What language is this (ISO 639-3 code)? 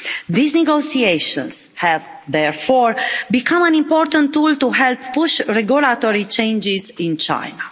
eng